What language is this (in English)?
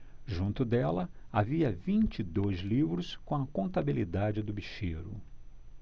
Portuguese